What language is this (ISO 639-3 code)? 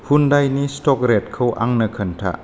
brx